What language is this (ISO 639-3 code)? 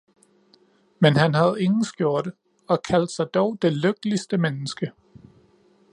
dan